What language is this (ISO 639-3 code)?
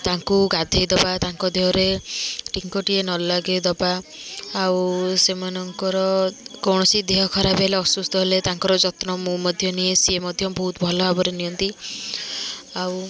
ori